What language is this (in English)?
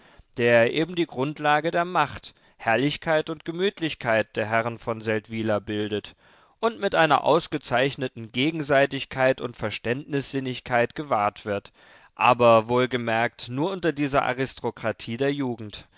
German